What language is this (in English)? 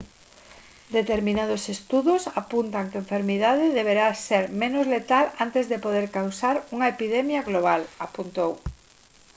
Galician